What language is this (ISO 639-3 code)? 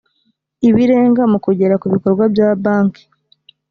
kin